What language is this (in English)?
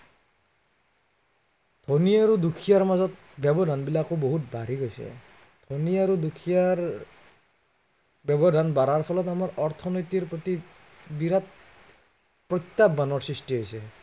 Assamese